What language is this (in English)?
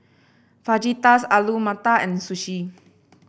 English